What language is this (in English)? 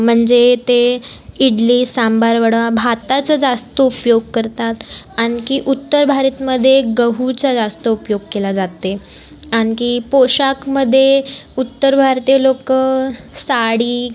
Marathi